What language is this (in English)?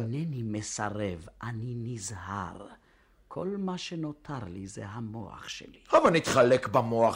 Hebrew